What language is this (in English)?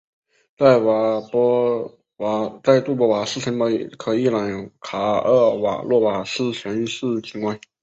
Chinese